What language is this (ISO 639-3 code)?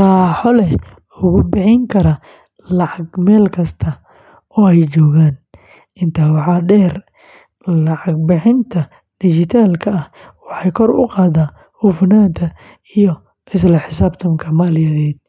som